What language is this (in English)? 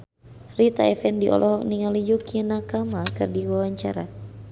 Sundanese